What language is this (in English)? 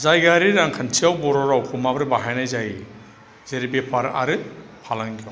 Bodo